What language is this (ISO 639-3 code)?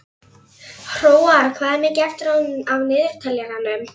isl